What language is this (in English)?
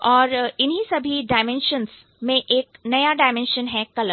Hindi